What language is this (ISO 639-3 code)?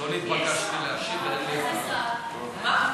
heb